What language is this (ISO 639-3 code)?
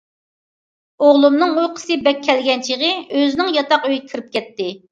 uig